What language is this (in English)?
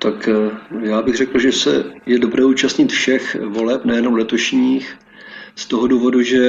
Czech